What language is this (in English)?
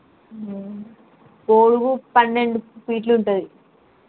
Telugu